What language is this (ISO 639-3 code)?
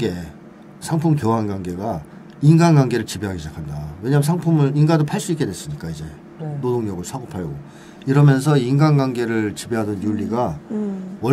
kor